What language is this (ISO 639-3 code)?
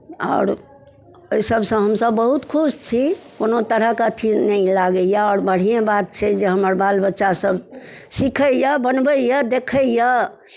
mai